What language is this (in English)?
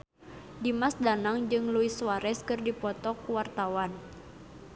Sundanese